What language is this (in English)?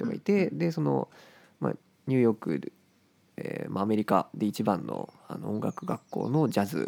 Japanese